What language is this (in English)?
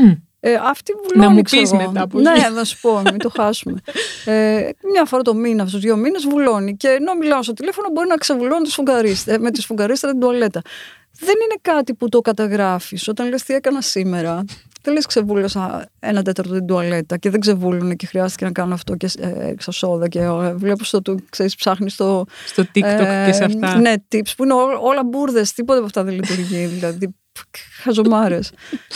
Greek